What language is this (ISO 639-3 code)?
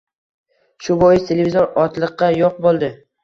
uzb